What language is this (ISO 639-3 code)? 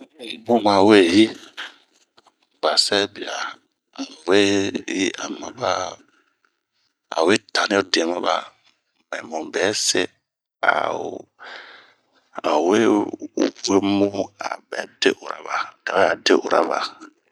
bmq